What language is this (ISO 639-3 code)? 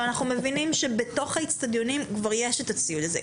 heb